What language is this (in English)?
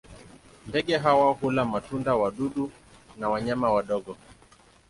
Swahili